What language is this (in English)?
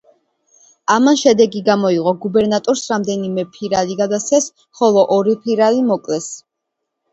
Georgian